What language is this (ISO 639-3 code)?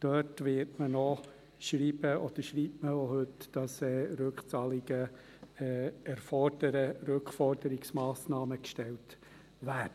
gsw